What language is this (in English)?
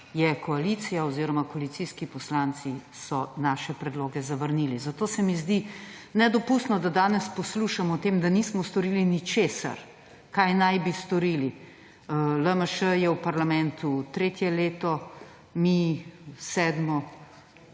Slovenian